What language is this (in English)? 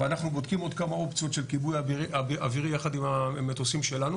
Hebrew